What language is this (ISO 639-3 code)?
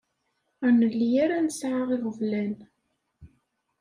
kab